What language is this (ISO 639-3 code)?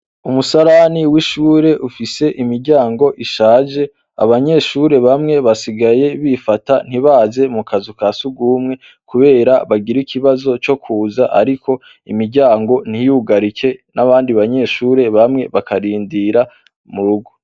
run